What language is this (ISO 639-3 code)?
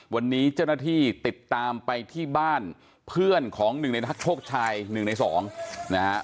tha